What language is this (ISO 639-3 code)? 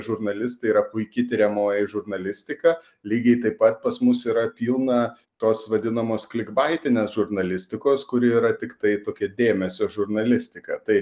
lit